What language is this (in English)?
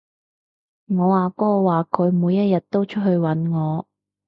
Cantonese